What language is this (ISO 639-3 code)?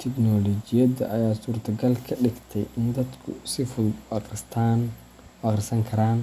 som